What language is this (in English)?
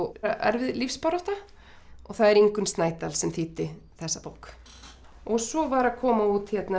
Icelandic